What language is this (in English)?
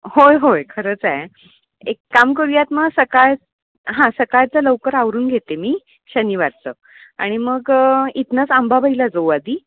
Marathi